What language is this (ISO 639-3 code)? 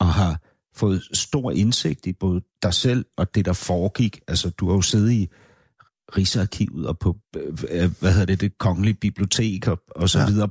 dan